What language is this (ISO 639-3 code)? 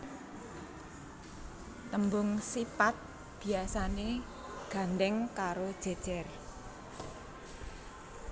jav